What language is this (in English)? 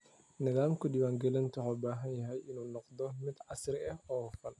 Somali